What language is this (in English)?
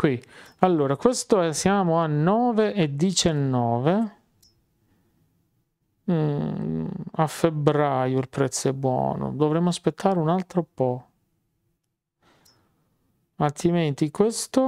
Italian